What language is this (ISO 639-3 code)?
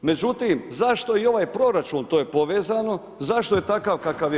hrv